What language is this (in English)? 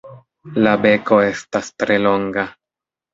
Esperanto